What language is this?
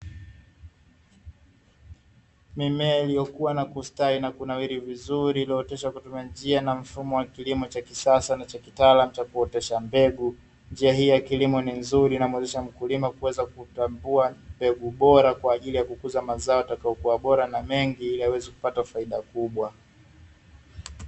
Swahili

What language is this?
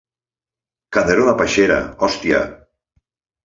Catalan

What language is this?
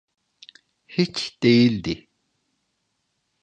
Turkish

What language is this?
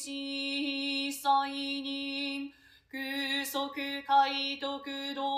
Japanese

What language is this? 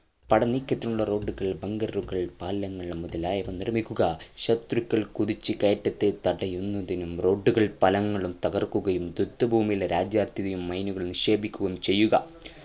Malayalam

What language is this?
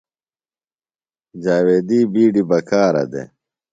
Phalura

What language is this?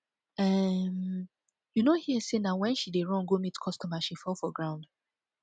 Nigerian Pidgin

